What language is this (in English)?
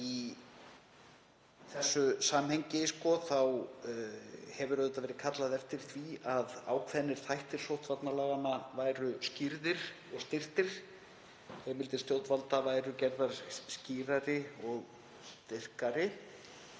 Icelandic